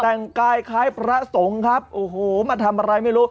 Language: Thai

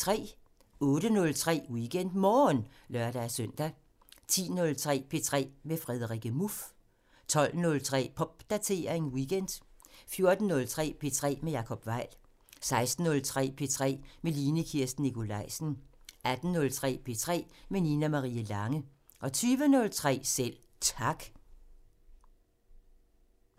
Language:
Danish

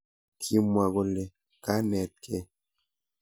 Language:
Kalenjin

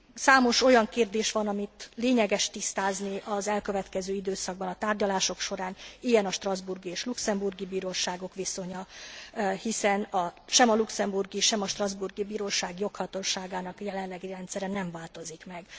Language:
Hungarian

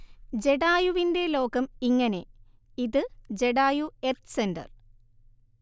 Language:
Malayalam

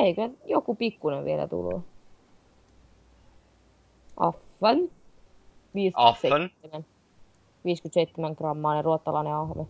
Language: Finnish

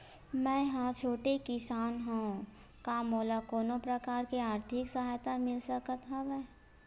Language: Chhattisgarhi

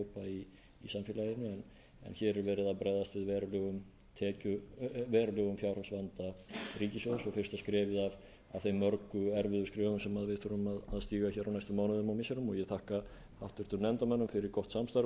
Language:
Icelandic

